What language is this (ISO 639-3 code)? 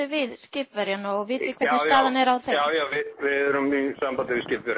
isl